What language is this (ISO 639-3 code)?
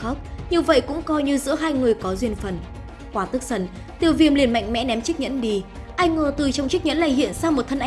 vie